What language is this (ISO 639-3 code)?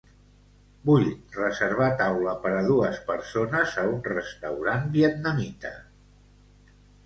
cat